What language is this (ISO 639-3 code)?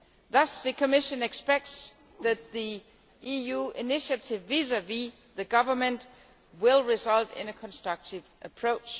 eng